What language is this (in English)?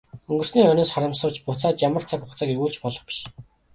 Mongolian